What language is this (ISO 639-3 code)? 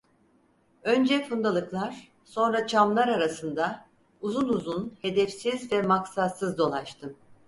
tur